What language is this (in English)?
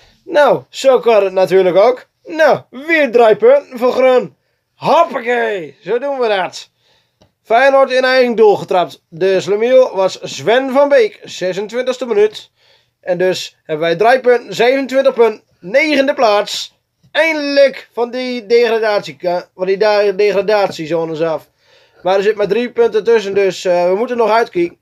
Dutch